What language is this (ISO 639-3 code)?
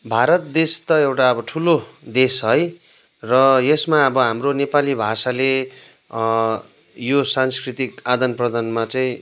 nep